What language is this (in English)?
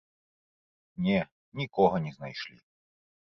Belarusian